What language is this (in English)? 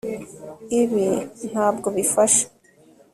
Kinyarwanda